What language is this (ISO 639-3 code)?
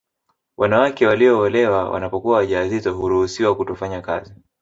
swa